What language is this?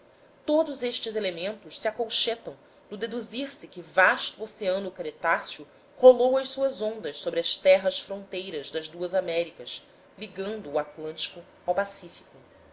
Portuguese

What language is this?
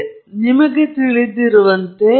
Kannada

